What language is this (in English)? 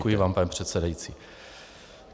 Czech